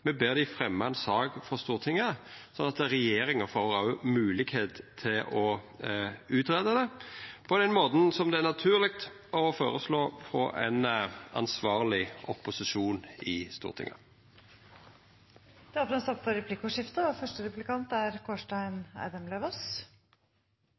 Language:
Norwegian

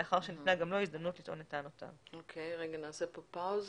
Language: Hebrew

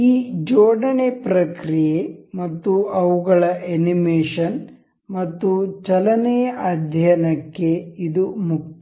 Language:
Kannada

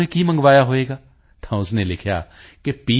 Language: Punjabi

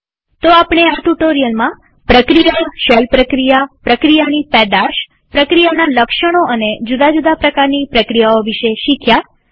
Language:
Gujarati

